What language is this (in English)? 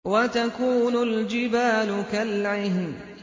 Arabic